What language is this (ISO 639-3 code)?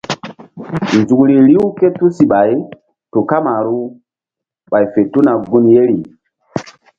mdd